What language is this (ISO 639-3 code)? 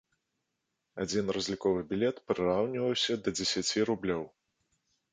bel